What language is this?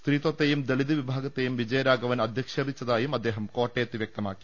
Malayalam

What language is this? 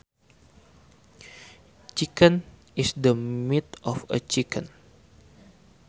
Sundanese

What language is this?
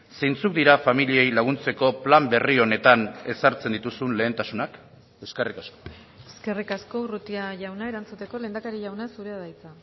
Basque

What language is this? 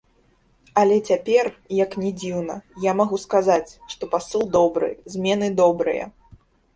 Belarusian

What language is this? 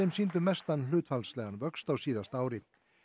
Icelandic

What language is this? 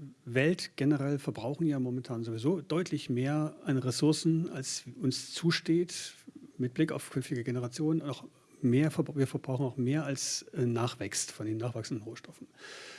German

